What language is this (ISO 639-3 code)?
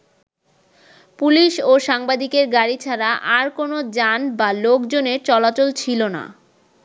ben